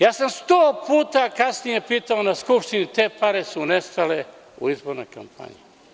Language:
Serbian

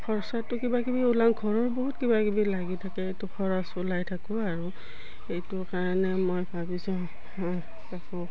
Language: Assamese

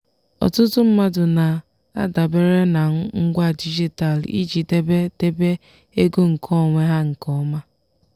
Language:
Igbo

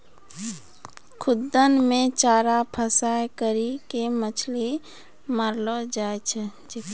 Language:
Maithili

